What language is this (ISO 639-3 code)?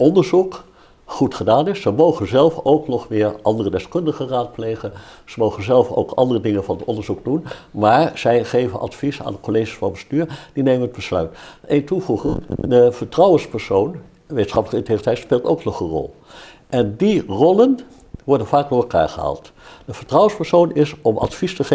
nld